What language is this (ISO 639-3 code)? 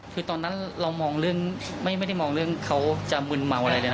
tha